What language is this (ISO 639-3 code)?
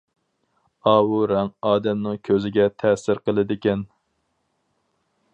uig